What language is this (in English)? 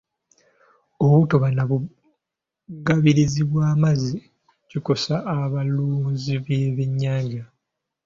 Ganda